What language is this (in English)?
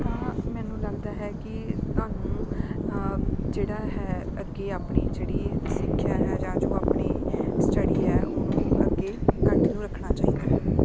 Punjabi